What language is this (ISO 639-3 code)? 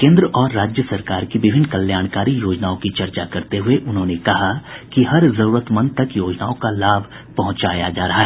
hin